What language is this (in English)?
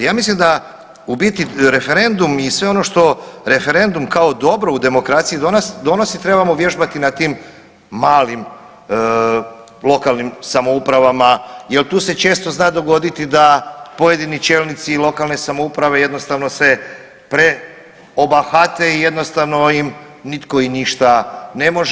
Croatian